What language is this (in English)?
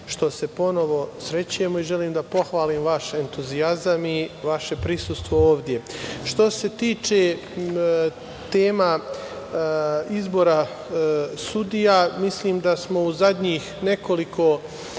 Serbian